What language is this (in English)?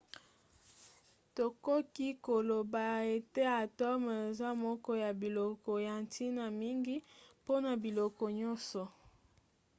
Lingala